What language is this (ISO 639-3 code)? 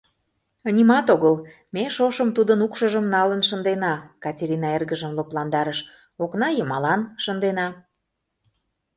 chm